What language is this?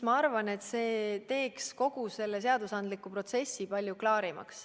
Estonian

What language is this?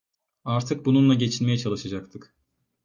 Turkish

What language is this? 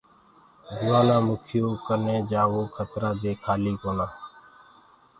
Gurgula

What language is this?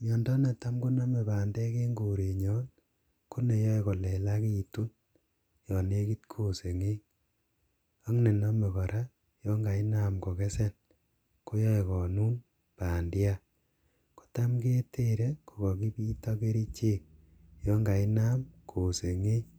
Kalenjin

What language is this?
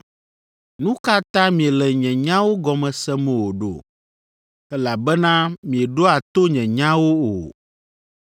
Ewe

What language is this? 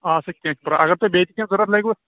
Kashmiri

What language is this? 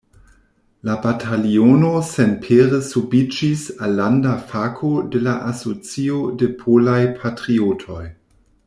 Esperanto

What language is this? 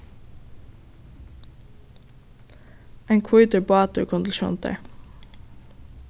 Faroese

